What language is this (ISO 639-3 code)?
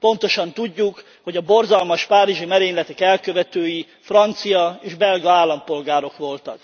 hun